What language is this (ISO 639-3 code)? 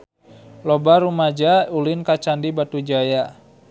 sun